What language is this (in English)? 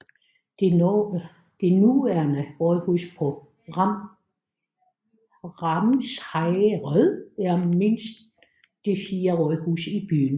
Danish